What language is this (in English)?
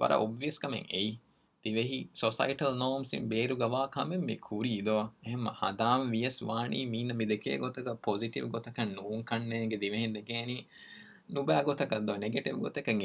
Urdu